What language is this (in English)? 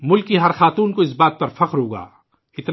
Urdu